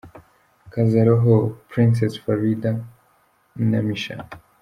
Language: Kinyarwanda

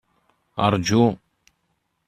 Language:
Kabyle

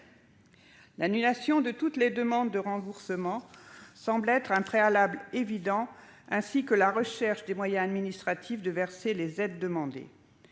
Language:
French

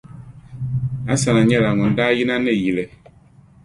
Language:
Dagbani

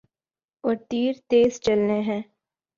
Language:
Urdu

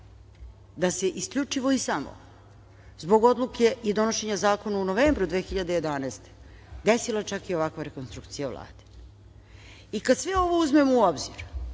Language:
Serbian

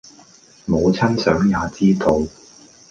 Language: Cantonese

